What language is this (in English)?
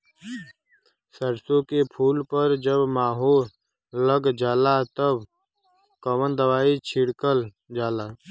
Bhojpuri